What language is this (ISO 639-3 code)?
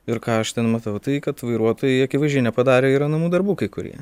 lit